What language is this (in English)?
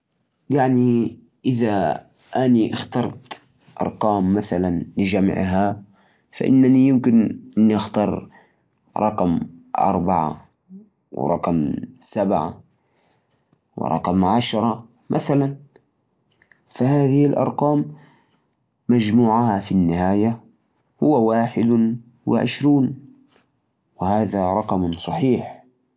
Najdi Arabic